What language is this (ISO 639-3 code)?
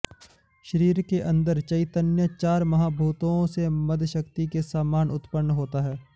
san